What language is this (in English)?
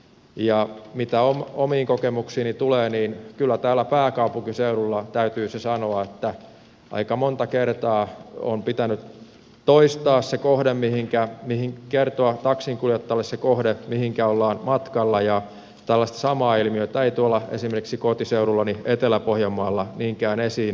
Finnish